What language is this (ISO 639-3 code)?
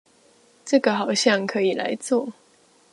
zho